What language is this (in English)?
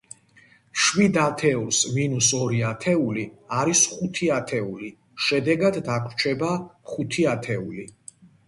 Georgian